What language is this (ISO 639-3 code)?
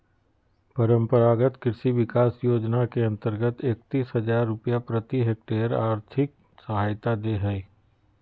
mag